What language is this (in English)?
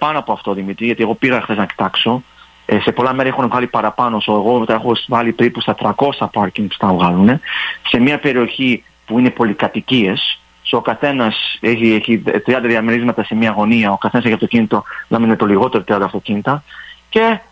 Greek